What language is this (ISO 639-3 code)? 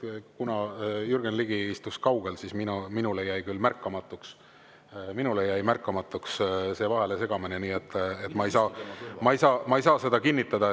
est